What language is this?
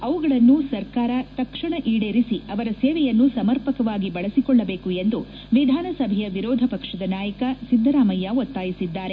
Kannada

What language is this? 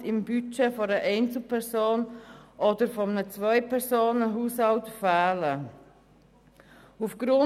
Swiss German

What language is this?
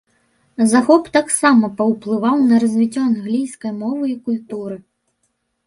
Belarusian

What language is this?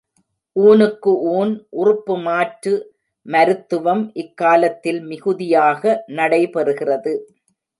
Tamil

